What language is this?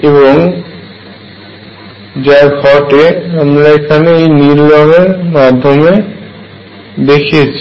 Bangla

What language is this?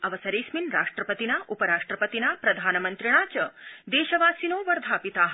Sanskrit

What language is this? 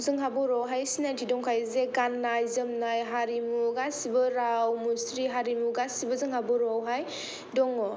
Bodo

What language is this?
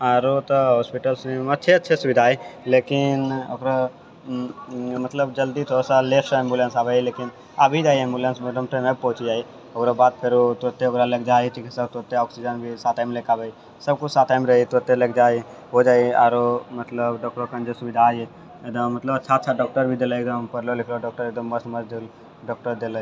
Maithili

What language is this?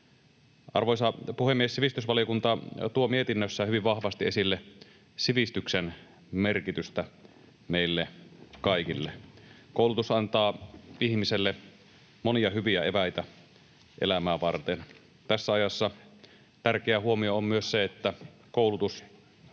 Finnish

